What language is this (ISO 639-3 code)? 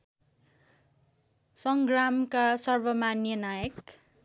nep